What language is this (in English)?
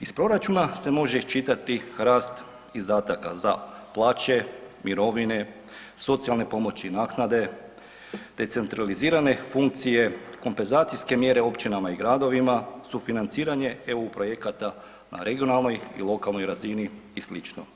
Croatian